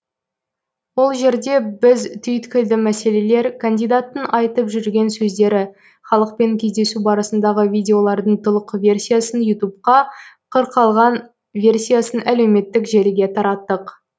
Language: Kazakh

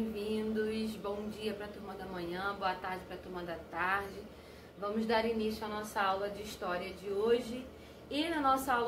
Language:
Portuguese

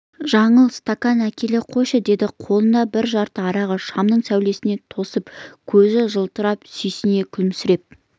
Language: Kazakh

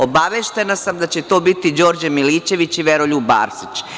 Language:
Serbian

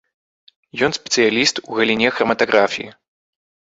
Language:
Belarusian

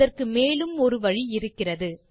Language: Tamil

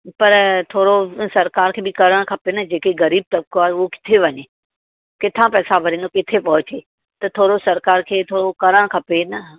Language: Sindhi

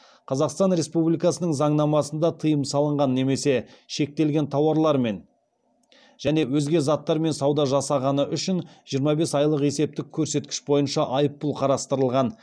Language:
Kazakh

